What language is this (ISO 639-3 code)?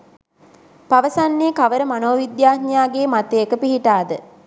sin